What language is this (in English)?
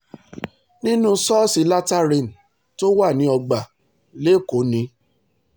Yoruba